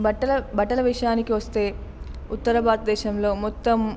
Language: Telugu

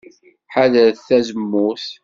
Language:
Kabyle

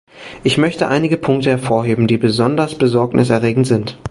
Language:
German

